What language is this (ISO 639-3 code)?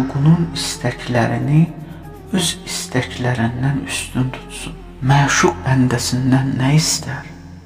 tur